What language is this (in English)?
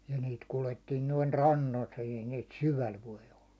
Finnish